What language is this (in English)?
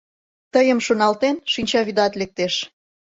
Mari